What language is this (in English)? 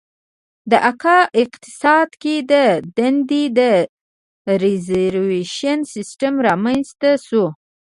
Pashto